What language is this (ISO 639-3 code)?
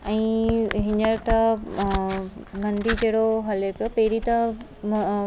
snd